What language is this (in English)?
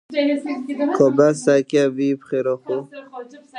Kurdish